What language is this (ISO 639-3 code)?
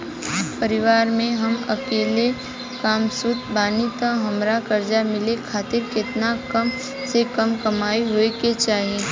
bho